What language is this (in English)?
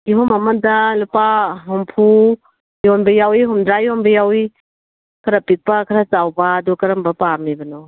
Manipuri